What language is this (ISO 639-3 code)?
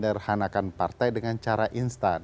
ind